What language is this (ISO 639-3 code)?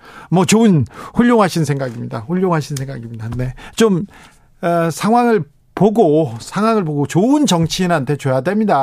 kor